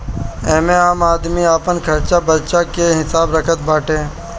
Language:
Bhojpuri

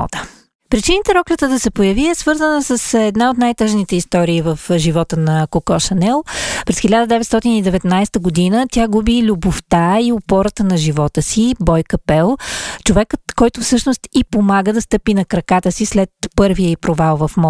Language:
Bulgarian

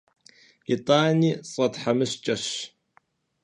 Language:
Kabardian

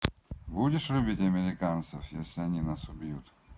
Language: Russian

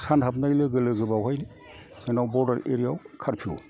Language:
Bodo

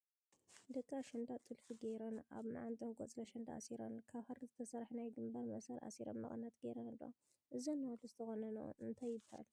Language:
Tigrinya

